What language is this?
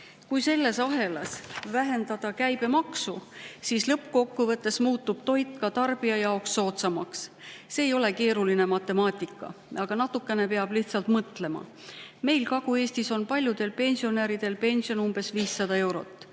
Estonian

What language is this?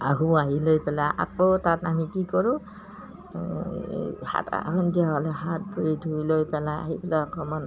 Assamese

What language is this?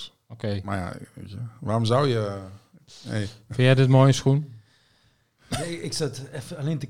Dutch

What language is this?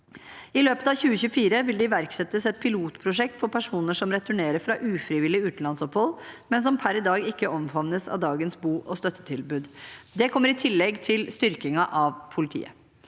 Norwegian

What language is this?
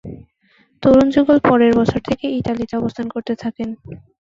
Bangla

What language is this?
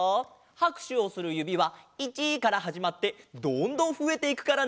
Japanese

